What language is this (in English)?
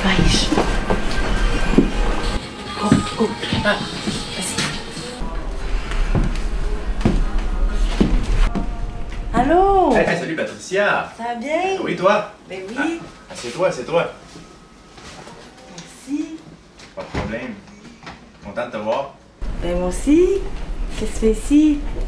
French